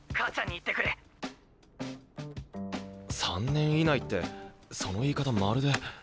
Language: Japanese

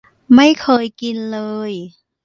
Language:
Thai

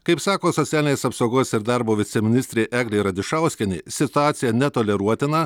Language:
Lithuanian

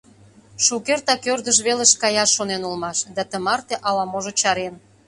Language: Mari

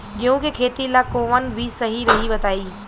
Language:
Bhojpuri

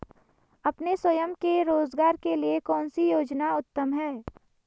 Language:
Hindi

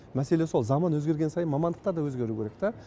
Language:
Kazakh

